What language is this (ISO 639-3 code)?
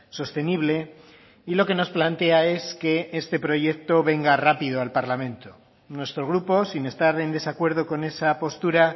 spa